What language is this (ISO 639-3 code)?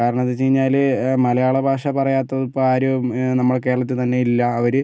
mal